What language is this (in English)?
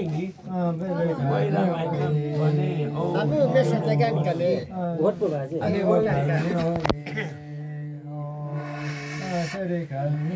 Arabic